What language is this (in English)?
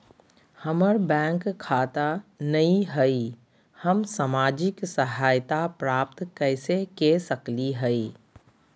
Magahi